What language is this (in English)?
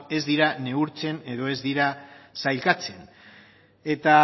Basque